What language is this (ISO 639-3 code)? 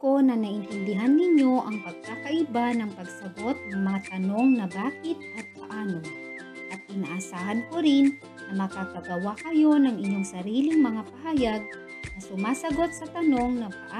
fil